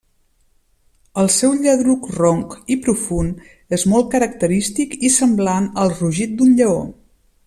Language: Catalan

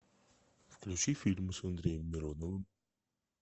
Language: Russian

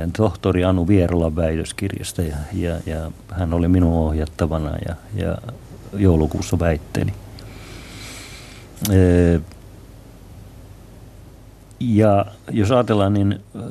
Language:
Finnish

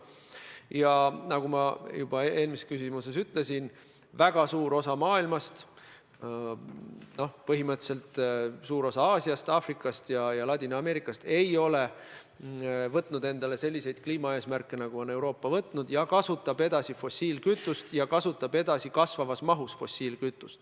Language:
Estonian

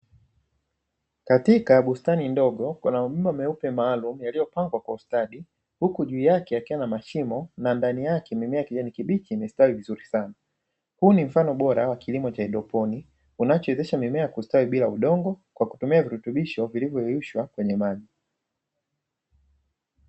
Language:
Swahili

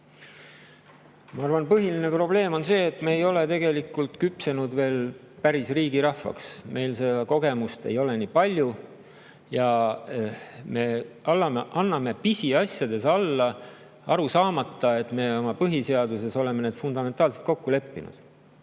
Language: Estonian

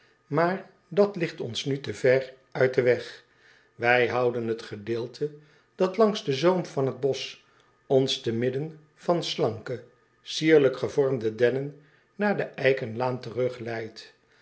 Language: Dutch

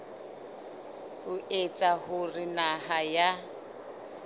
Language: Southern Sotho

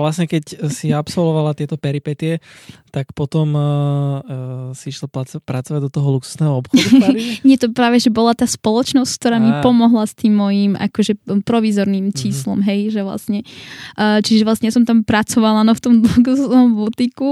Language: Slovak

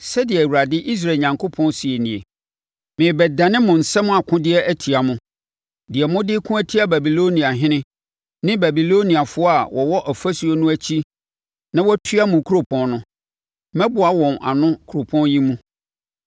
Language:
Akan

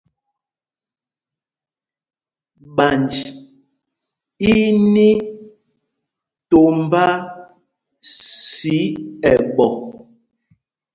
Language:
Mpumpong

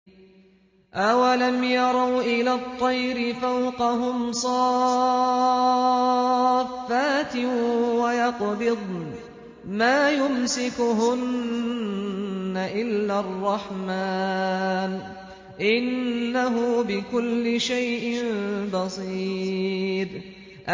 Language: Arabic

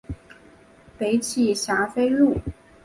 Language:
Chinese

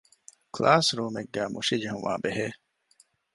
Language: Divehi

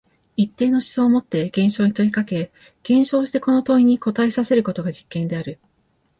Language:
Japanese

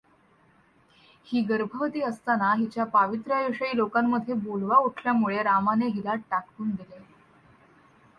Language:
Marathi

